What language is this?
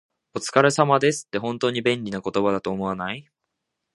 Japanese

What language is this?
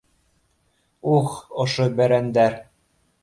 Bashkir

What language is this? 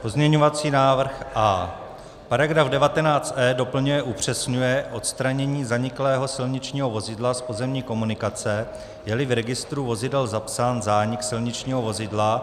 Czech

